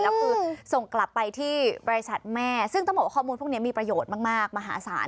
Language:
Thai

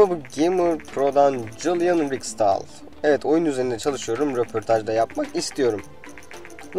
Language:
Turkish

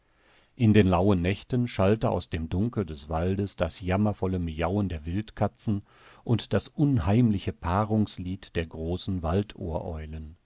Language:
German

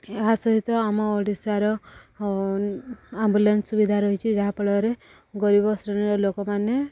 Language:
Odia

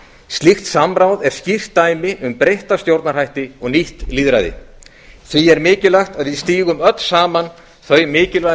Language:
Icelandic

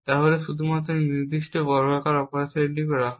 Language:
Bangla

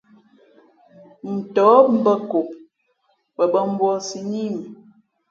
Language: Fe'fe'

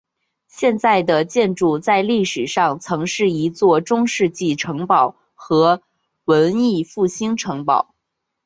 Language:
Chinese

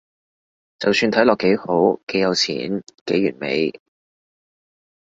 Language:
Cantonese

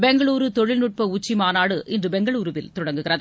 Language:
Tamil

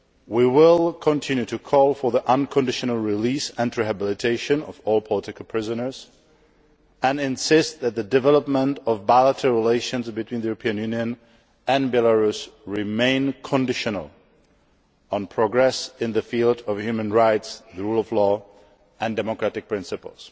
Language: English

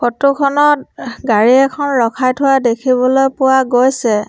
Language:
Assamese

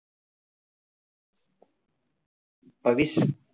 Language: Tamil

